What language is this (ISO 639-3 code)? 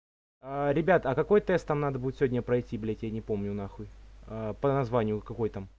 rus